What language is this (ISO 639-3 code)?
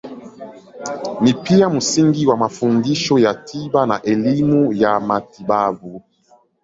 swa